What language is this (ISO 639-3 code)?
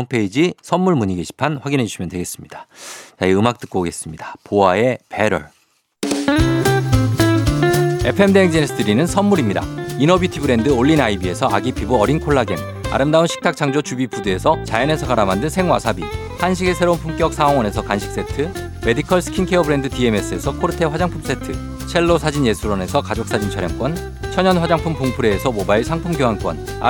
kor